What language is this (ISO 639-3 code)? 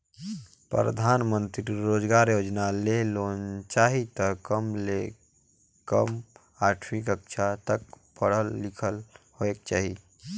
hne